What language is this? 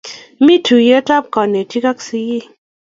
Kalenjin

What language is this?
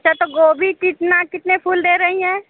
Hindi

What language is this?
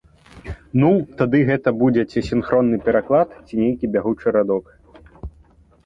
Belarusian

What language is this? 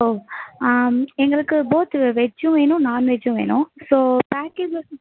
Tamil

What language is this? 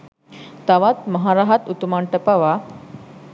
Sinhala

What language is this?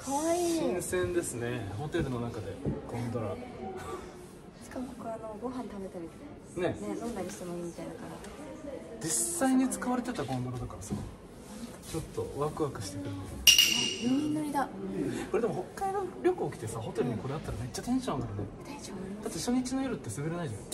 Japanese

